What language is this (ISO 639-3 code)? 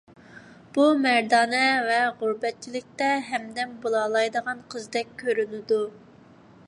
uig